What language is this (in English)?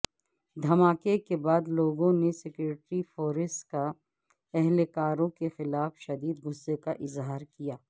Urdu